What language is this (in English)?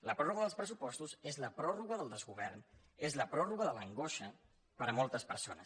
Catalan